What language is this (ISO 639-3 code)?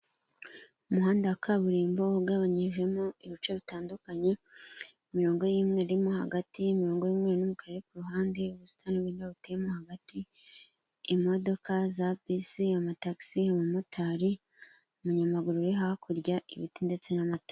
kin